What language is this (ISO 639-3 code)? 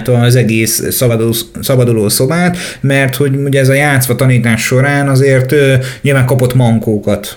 hun